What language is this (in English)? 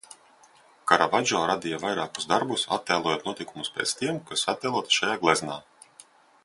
Latvian